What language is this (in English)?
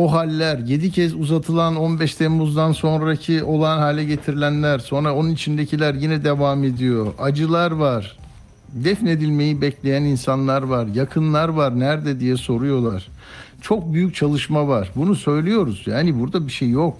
Turkish